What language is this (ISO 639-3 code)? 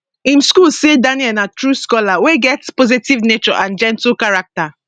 pcm